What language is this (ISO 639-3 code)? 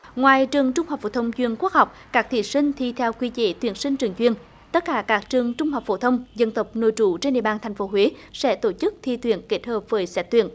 vie